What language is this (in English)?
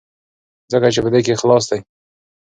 Pashto